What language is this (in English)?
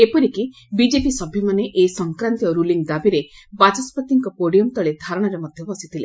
Odia